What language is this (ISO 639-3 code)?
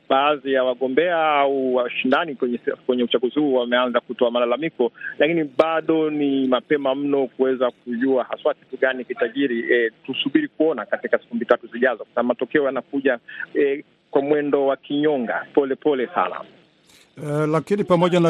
swa